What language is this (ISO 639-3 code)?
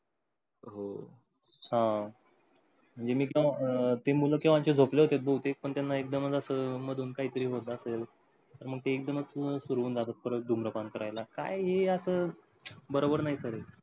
mar